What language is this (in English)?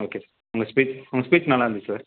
Tamil